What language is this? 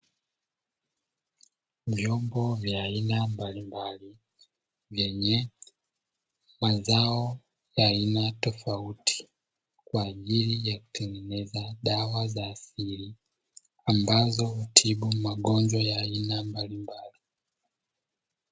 Swahili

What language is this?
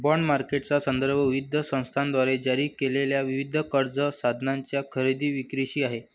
Marathi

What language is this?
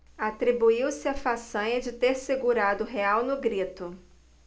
Portuguese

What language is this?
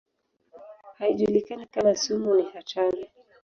Swahili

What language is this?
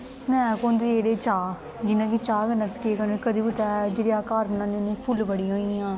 Dogri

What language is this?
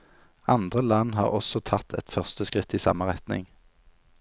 Norwegian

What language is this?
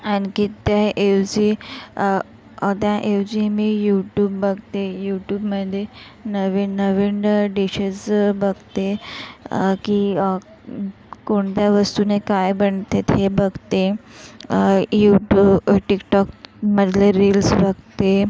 Marathi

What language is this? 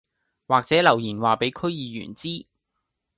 Cantonese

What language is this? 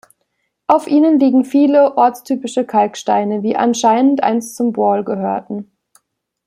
German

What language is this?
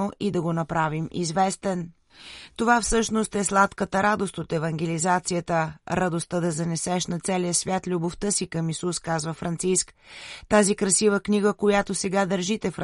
Bulgarian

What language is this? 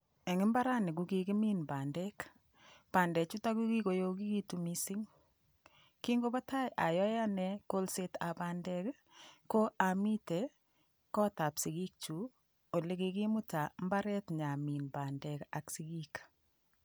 Kalenjin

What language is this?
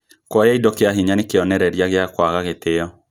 Kikuyu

